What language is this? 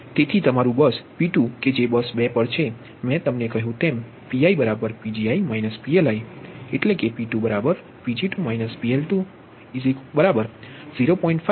Gujarati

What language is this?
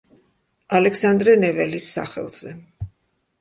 Georgian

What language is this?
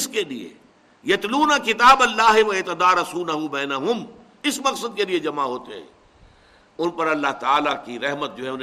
Urdu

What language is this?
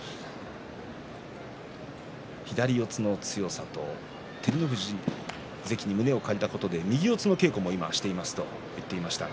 Japanese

